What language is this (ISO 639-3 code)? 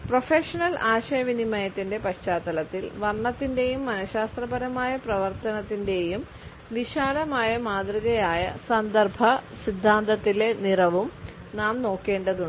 mal